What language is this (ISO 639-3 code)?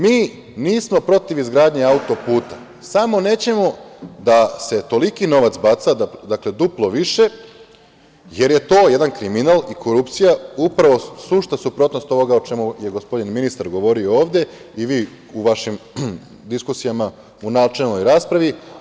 srp